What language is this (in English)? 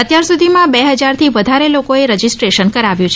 Gujarati